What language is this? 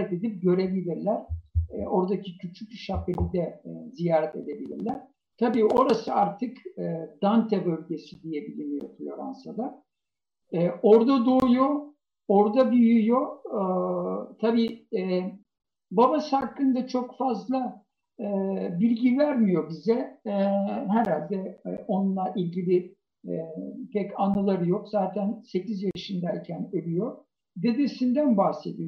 Turkish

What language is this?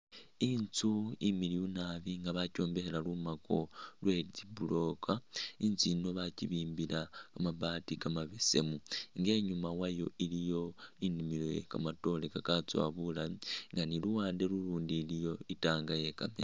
Masaaba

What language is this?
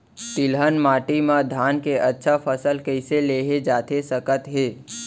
Chhattisgarhi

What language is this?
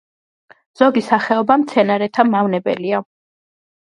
Georgian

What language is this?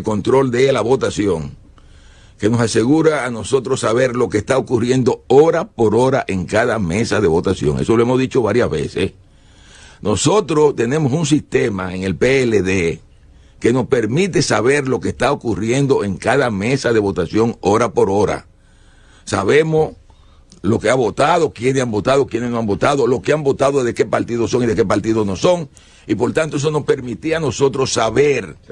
Spanish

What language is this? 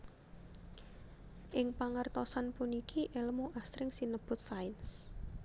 Javanese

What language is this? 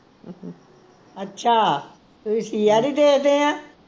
Punjabi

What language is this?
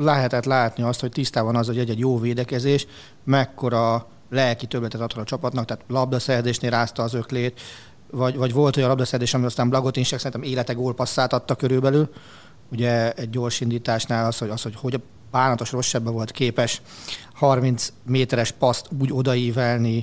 Hungarian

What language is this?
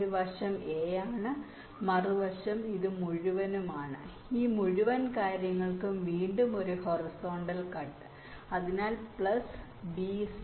Malayalam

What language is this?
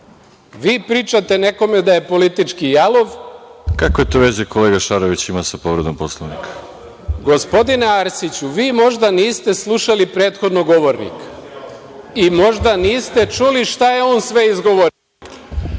Serbian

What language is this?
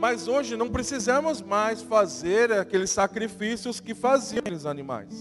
Portuguese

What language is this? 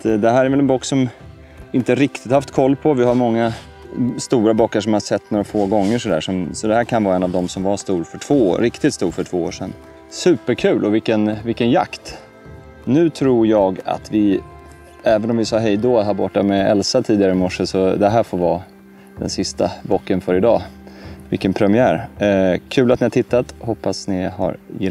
Swedish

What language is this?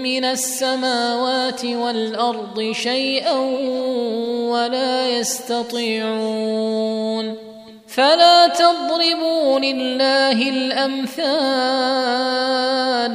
Arabic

